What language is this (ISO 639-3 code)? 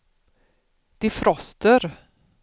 swe